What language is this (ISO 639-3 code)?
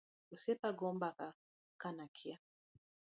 luo